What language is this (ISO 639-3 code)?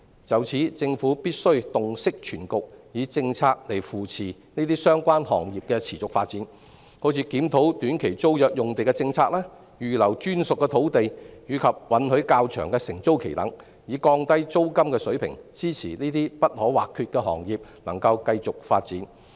yue